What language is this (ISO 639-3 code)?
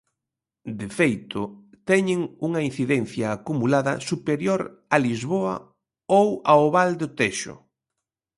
glg